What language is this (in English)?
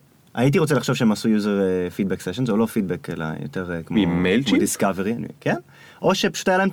Hebrew